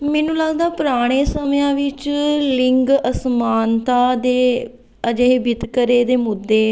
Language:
Punjabi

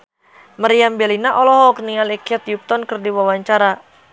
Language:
Sundanese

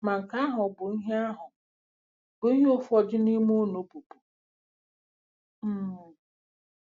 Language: Igbo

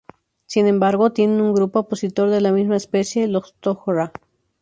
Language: Spanish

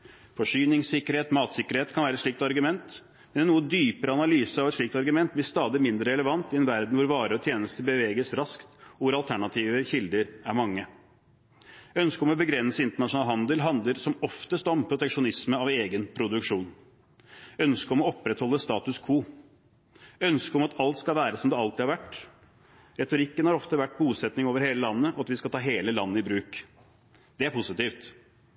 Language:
Norwegian Bokmål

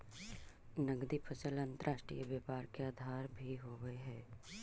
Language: Magahi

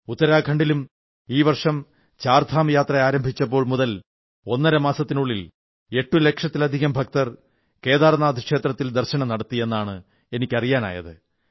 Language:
Malayalam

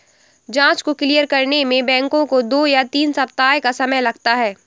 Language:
Hindi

